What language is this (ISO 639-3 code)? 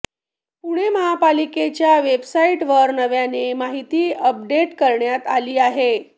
mar